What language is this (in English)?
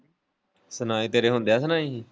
Punjabi